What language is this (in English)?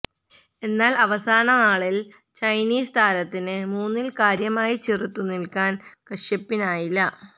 Malayalam